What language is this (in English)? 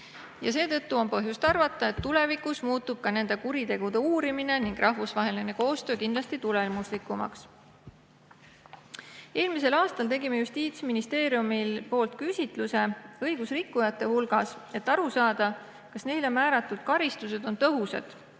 Estonian